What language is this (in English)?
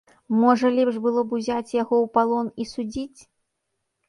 Belarusian